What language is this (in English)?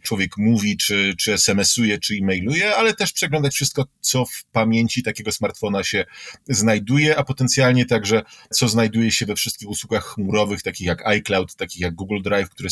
Polish